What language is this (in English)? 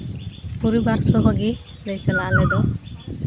Santali